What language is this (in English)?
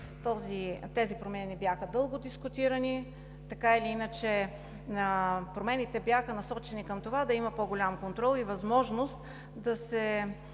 Bulgarian